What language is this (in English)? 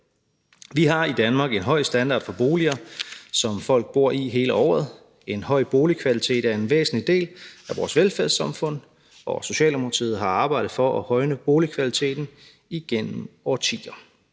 Danish